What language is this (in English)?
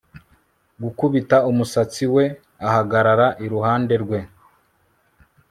Kinyarwanda